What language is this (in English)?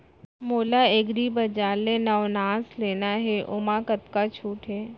Chhattisgarhi